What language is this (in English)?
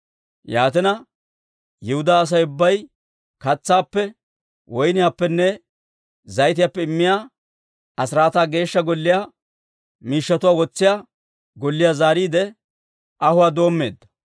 Dawro